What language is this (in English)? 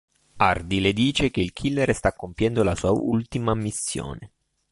Italian